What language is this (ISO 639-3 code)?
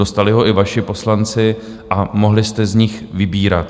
ces